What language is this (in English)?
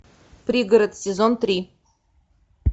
Russian